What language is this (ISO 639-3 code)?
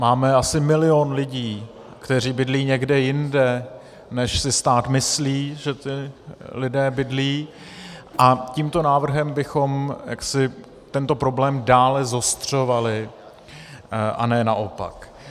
ces